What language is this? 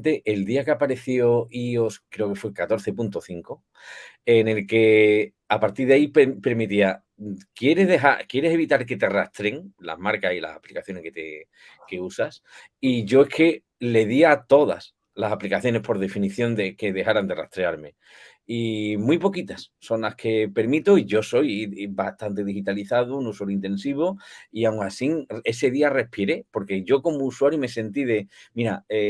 Spanish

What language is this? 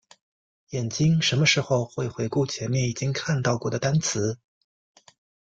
Chinese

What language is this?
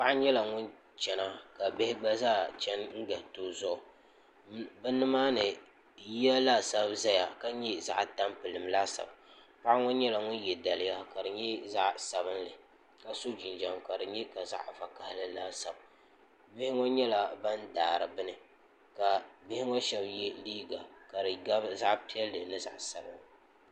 Dagbani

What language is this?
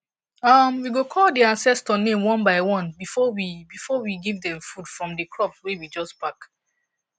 Nigerian Pidgin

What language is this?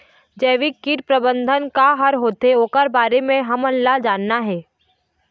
Chhattisgarhi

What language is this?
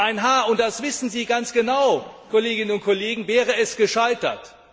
German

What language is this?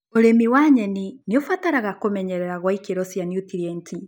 Kikuyu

